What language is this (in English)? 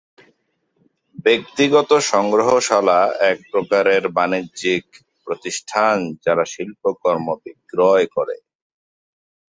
Bangla